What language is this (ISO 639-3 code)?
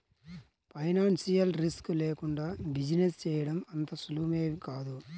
tel